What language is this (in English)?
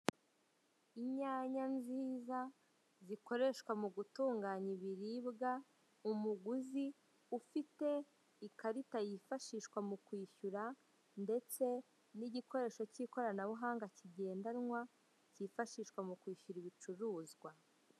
Kinyarwanda